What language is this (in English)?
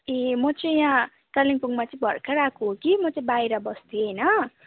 Nepali